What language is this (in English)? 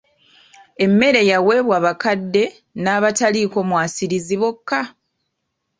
Ganda